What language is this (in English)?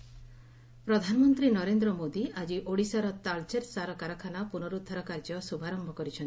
Odia